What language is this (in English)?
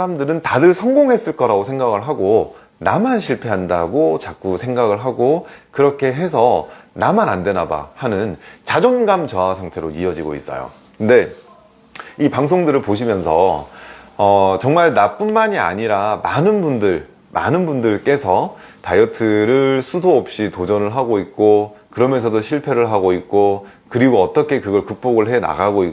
Korean